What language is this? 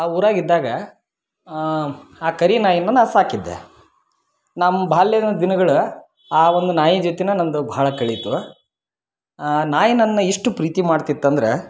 Kannada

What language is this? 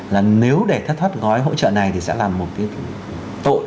Vietnamese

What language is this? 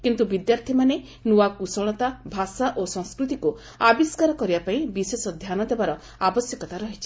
Odia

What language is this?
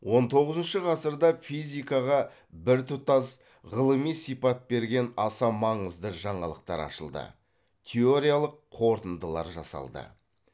Kazakh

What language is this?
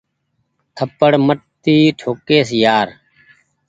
Goaria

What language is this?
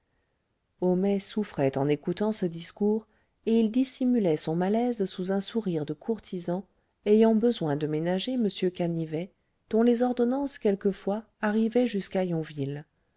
French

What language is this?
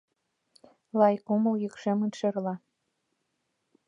Mari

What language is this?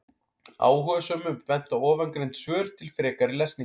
Icelandic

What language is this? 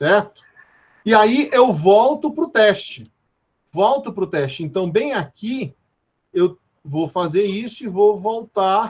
Portuguese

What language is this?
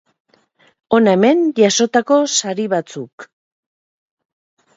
Basque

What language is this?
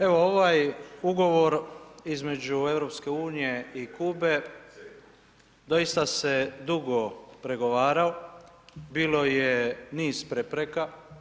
Croatian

